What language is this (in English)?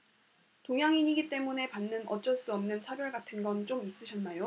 Korean